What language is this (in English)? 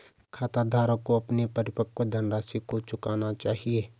Hindi